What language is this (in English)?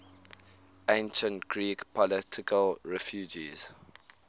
English